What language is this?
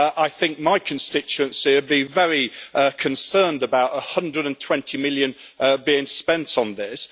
English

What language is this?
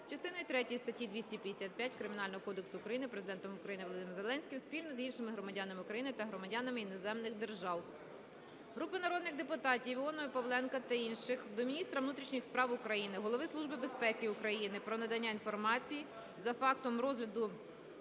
Ukrainian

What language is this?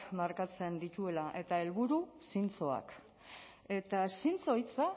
Basque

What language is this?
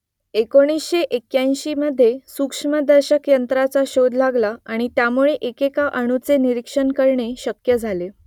Marathi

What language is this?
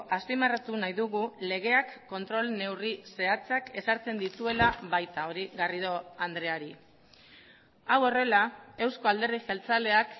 Basque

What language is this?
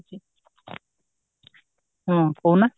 Odia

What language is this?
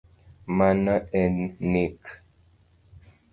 Luo (Kenya and Tanzania)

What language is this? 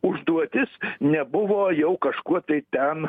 Lithuanian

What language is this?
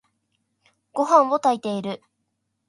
Japanese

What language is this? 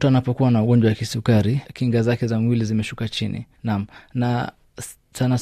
Swahili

